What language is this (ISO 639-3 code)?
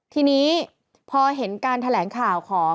tha